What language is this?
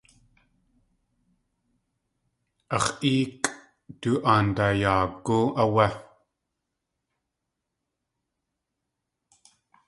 Tlingit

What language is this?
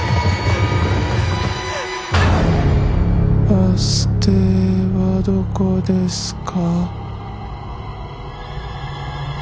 Japanese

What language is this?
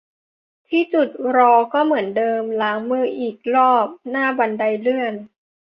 Thai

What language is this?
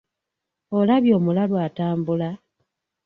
Ganda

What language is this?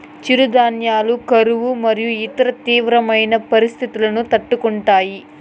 Telugu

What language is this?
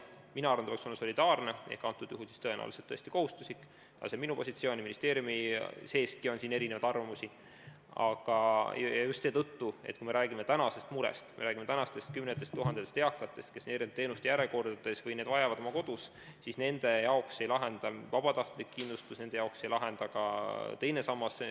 Estonian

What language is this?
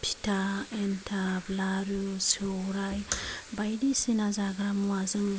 Bodo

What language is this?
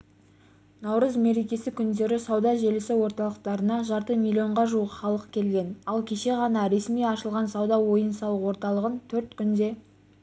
Kazakh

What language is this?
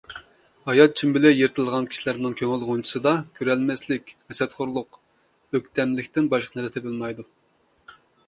Uyghur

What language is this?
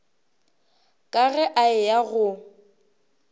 Northern Sotho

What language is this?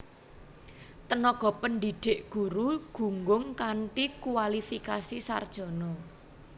Javanese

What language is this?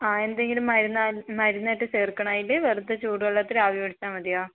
Malayalam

